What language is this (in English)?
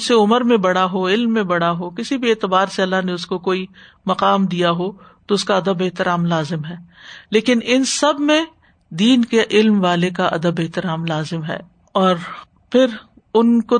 Urdu